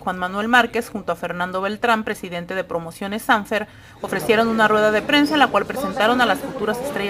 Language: Spanish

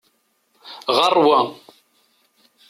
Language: Kabyle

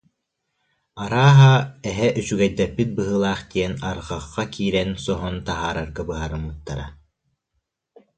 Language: Yakut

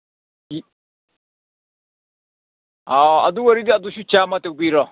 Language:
Manipuri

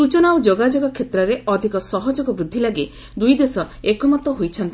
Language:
Odia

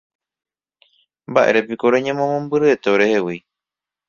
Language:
Guarani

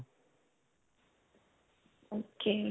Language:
Punjabi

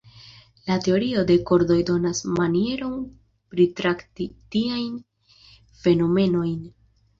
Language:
Esperanto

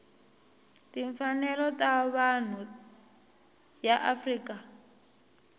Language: Tsonga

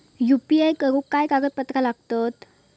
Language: Marathi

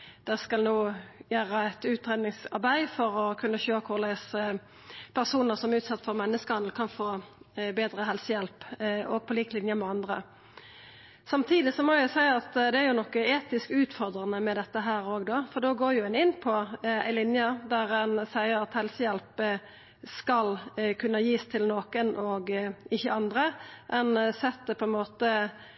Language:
Norwegian Nynorsk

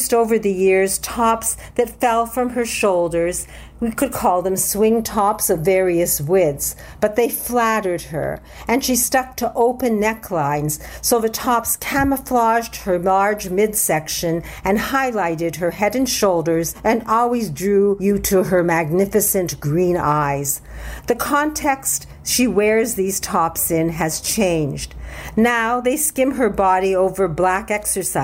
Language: English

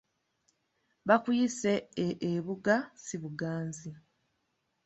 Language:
Ganda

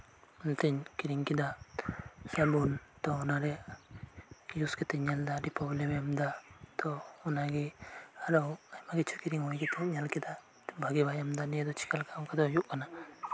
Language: Santali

